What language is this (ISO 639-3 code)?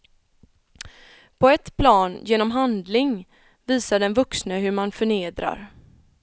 swe